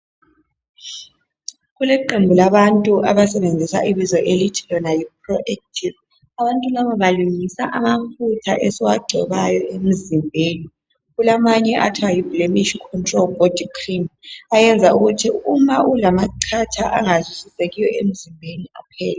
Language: North Ndebele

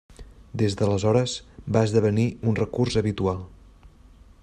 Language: Catalan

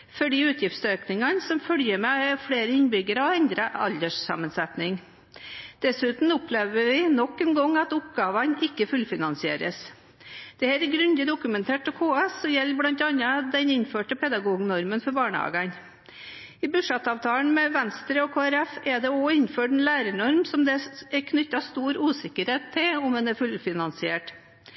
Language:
Norwegian Bokmål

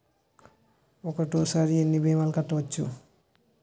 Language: Telugu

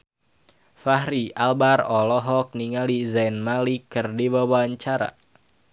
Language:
Sundanese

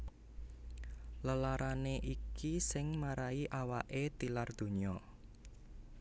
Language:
Javanese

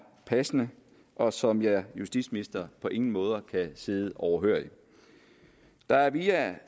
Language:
Danish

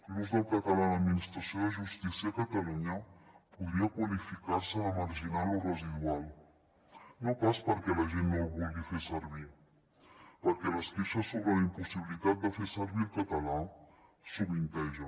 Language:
Catalan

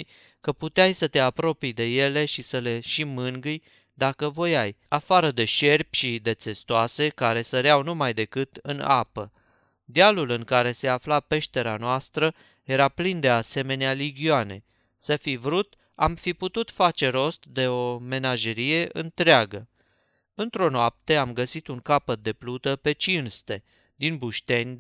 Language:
Romanian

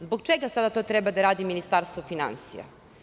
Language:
Serbian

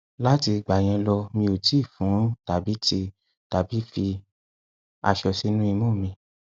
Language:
Yoruba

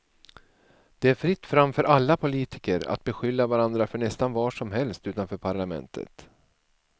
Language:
Swedish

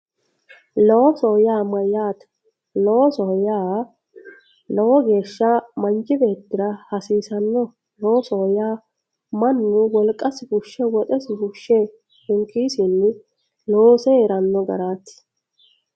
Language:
Sidamo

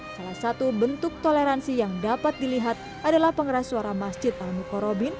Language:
Indonesian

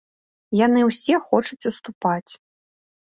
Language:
Belarusian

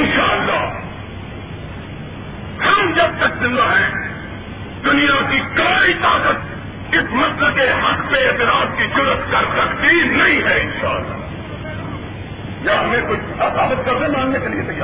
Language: Urdu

